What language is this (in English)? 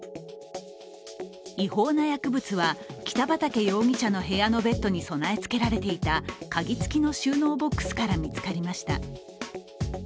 Japanese